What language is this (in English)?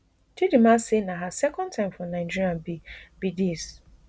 Nigerian Pidgin